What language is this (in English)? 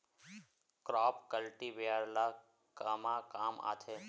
Chhattisgarhi